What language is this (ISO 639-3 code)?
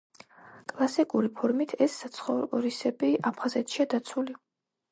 kat